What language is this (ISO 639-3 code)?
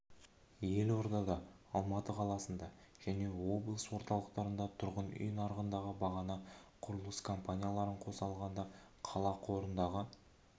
kaz